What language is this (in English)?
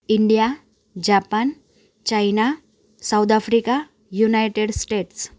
Gujarati